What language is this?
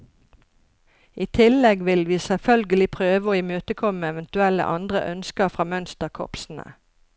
Norwegian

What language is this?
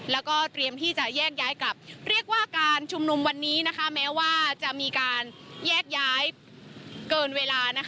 Thai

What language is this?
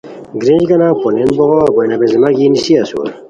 Khowar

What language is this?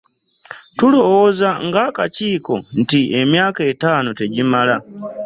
Ganda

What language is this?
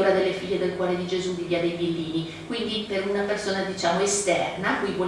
Italian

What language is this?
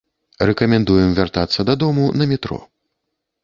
Belarusian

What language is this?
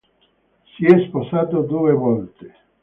Italian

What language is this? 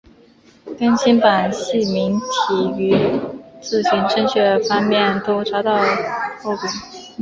Chinese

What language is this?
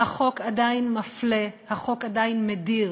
Hebrew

